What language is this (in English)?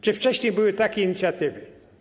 Polish